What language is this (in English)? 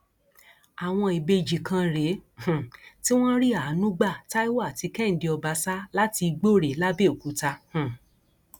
Yoruba